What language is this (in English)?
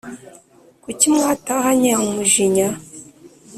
Kinyarwanda